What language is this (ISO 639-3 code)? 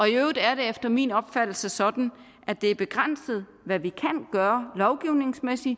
dan